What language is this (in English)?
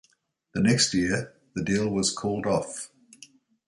English